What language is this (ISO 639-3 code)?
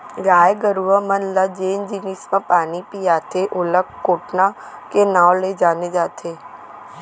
hne